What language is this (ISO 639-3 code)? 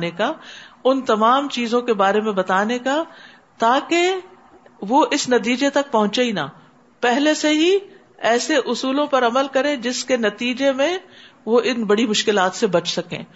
urd